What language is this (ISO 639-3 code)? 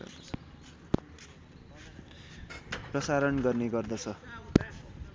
nep